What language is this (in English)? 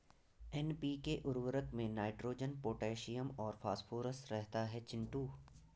Hindi